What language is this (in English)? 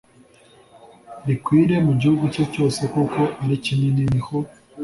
Kinyarwanda